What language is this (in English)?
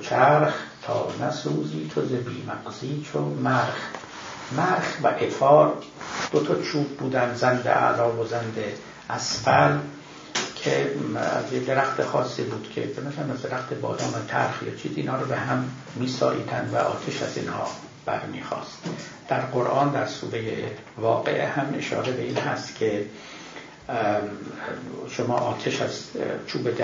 Persian